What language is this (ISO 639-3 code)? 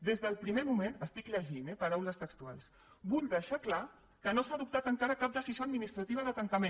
cat